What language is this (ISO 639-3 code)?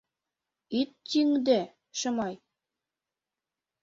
chm